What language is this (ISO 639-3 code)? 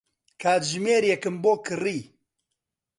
ckb